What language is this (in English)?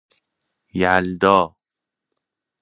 Persian